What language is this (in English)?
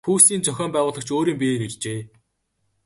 Mongolian